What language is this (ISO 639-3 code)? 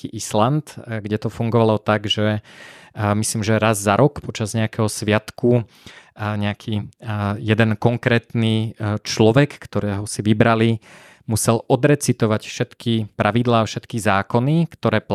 slk